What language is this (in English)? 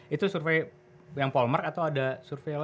Indonesian